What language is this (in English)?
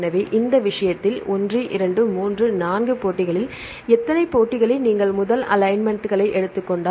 Tamil